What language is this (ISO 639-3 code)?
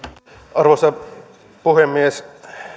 fin